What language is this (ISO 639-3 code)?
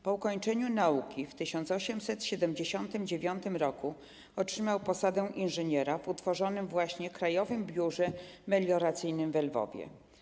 pol